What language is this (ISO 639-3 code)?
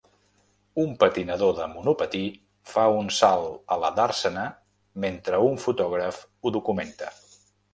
cat